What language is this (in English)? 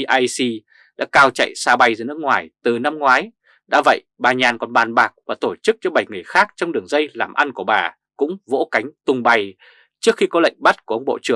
Vietnamese